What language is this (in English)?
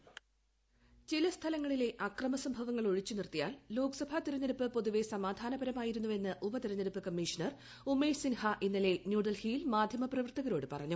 Malayalam